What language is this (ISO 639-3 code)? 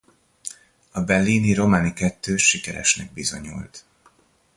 hun